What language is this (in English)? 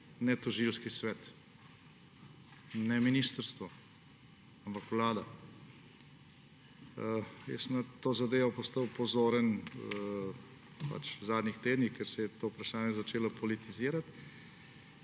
Slovenian